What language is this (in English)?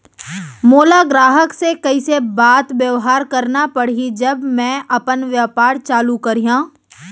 Chhattisgarhi